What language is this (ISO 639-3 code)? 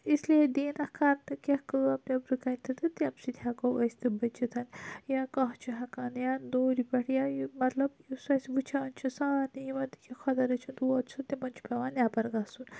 kas